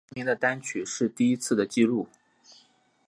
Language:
Chinese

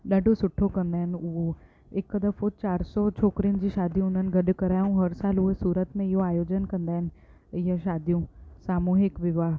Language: Sindhi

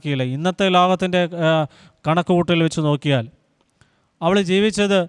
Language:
Malayalam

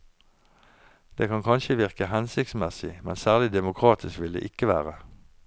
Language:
Norwegian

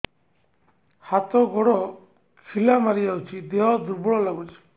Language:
Odia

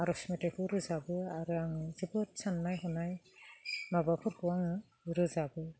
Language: Bodo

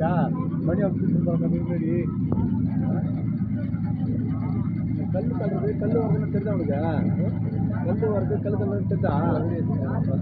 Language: Romanian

